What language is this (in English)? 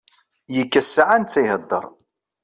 Kabyle